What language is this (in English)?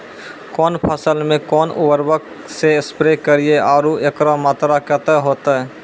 Maithili